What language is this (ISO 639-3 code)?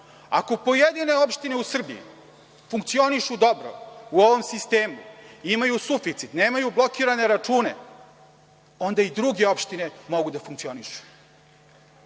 srp